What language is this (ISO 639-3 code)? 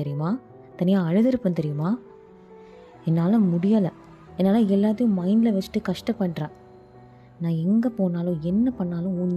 tam